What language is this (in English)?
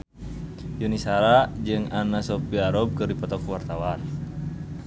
Sundanese